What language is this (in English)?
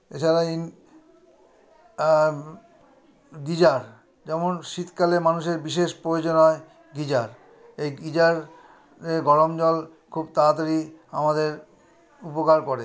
Bangla